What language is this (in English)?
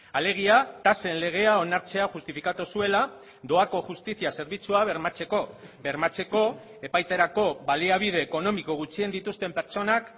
Basque